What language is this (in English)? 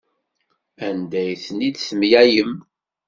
Kabyle